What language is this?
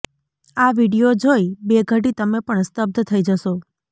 Gujarati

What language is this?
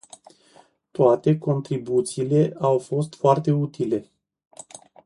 Romanian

